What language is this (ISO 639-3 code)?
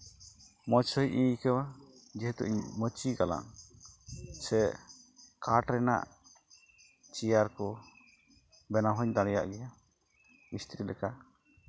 sat